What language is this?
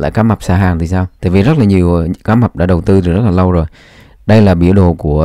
Vietnamese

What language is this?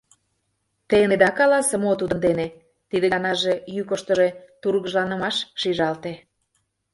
Mari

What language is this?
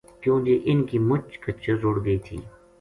Gujari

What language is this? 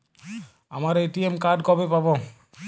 Bangla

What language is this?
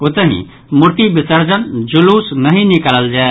Maithili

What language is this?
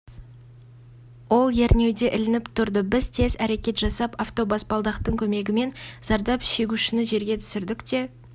Kazakh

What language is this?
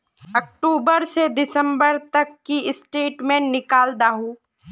Magahi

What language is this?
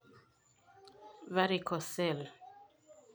Masai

